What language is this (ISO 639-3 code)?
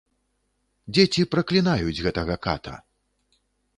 bel